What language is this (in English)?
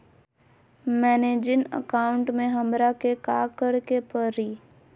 Magahi